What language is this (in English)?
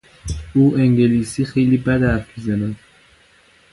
Persian